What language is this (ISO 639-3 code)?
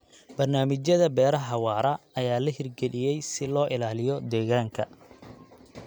som